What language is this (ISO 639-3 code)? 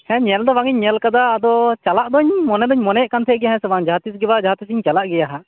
sat